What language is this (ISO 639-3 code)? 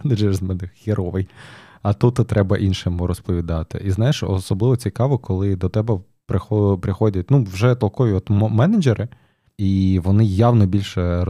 ukr